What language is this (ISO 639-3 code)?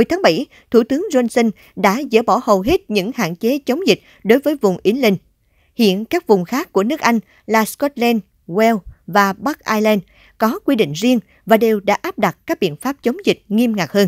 vie